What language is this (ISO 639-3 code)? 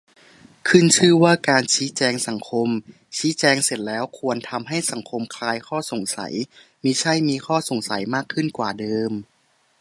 tha